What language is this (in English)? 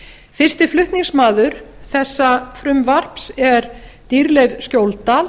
Icelandic